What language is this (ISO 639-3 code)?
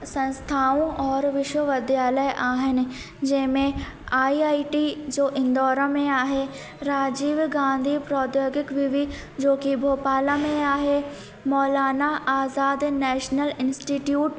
snd